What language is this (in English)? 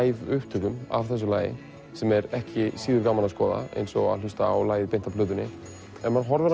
Icelandic